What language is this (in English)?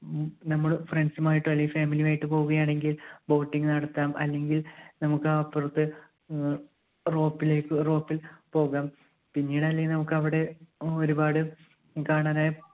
Malayalam